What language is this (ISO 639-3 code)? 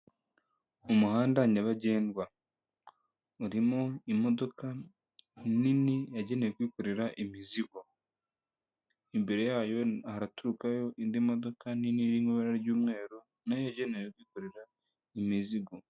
kin